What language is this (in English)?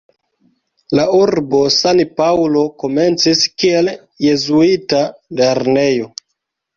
Esperanto